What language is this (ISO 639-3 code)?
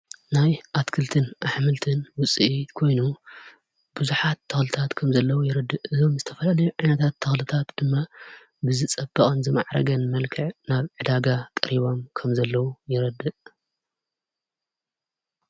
tir